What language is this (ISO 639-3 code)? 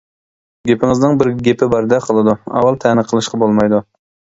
uig